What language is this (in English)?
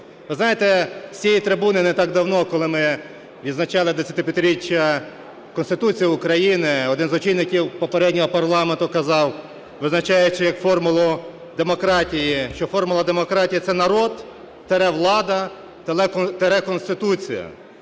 Ukrainian